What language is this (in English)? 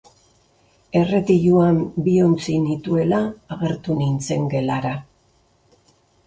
Basque